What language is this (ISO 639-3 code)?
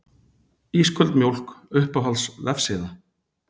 isl